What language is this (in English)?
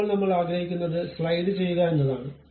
Malayalam